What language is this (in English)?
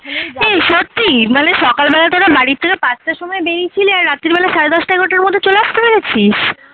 Bangla